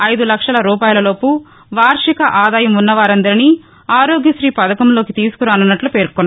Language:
Telugu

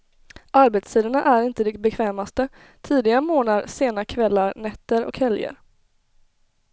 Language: Swedish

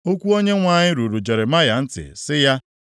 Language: Igbo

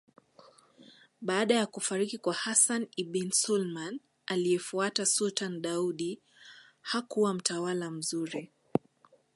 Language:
Swahili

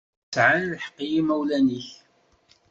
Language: Kabyle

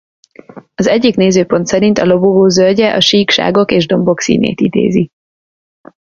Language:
Hungarian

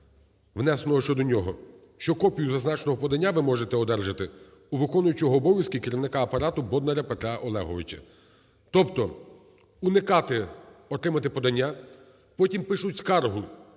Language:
Ukrainian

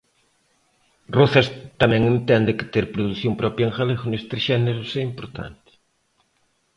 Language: Galician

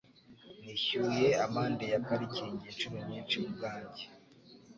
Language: Kinyarwanda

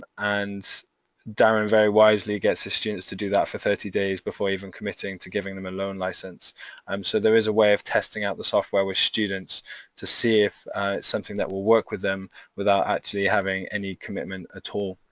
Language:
English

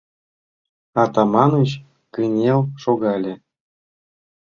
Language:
Mari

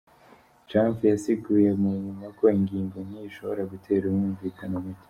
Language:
Kinyarwanda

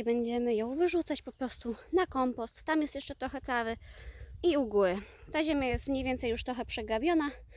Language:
Polish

